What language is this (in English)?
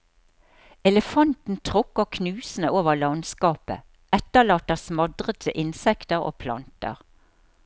Norwegian